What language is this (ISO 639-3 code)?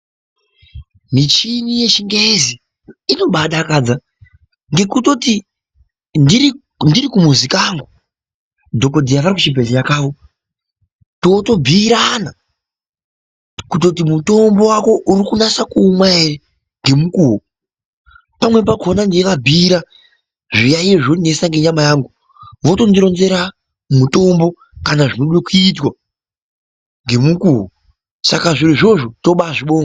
ndc